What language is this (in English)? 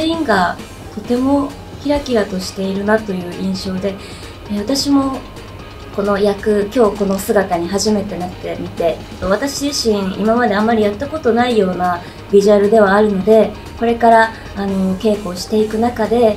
Japanese